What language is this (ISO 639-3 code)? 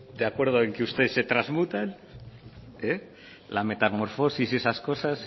spa